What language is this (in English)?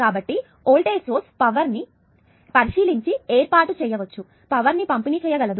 Telugu